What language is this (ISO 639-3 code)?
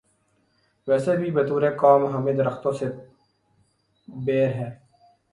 urd